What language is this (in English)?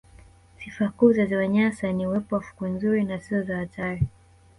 Swahili